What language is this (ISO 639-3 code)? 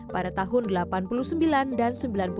ind